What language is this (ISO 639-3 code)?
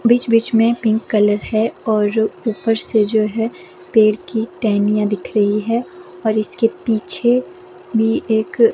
hin